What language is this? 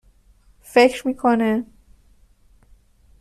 Persian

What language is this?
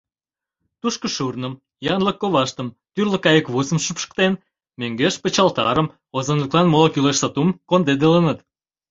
Mari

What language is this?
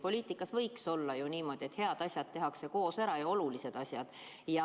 Estonian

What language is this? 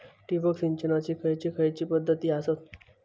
Marathi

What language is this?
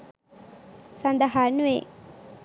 Sinhala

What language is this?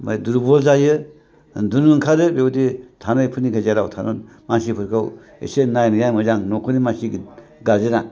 Bodo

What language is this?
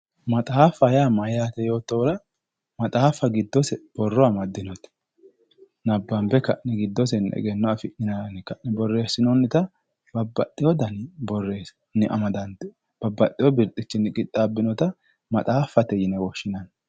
Sidamo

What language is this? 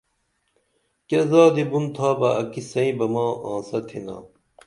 Dameli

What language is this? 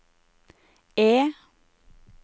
Norwegian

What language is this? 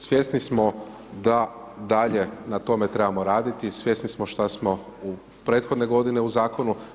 Croatian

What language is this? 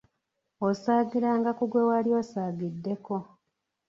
Ganda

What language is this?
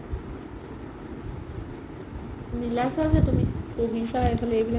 Assamese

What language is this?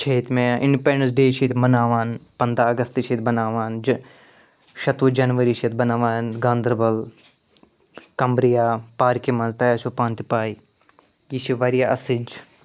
Kashmiri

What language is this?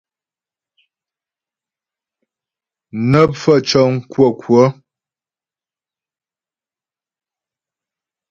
Ghomala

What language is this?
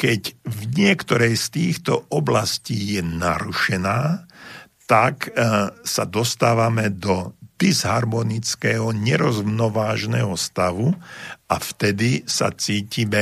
Slovak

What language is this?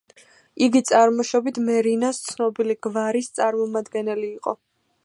Georgian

